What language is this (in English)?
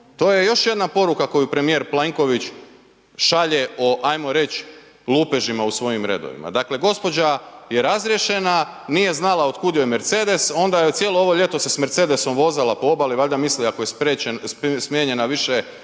Croatian